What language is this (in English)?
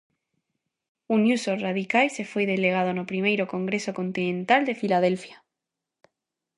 Galician